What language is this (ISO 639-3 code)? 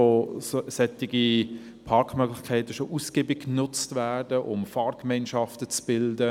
gsw